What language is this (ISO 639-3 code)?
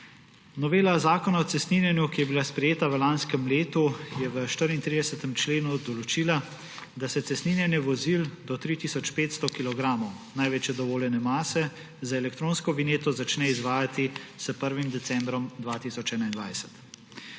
slv